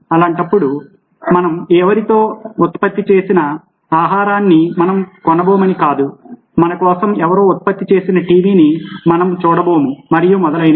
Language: Telugu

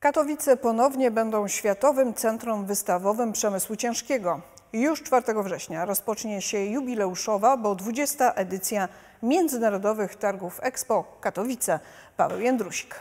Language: Polish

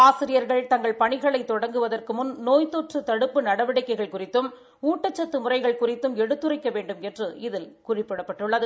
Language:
Tamil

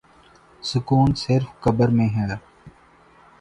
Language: Urdu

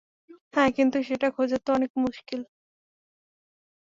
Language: Bangla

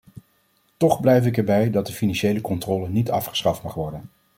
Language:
Dutch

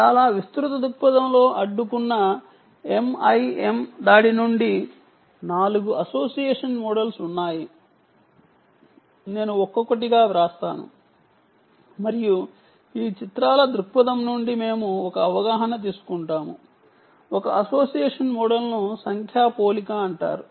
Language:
Telugu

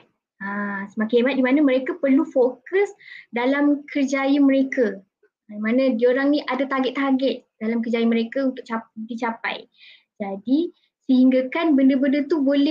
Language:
Malay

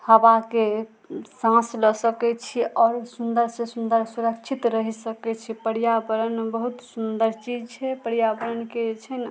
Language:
Maithili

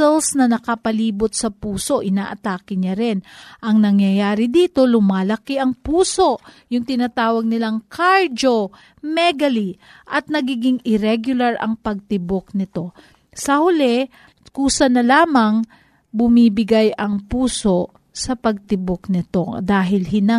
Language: Filipino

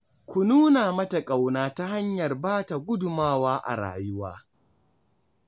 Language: Hausa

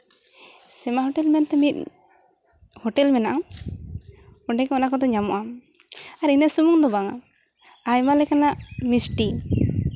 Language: Santali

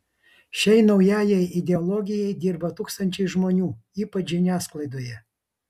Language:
Lithuanian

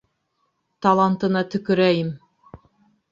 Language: Bashkir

